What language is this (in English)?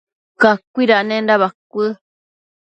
Matsés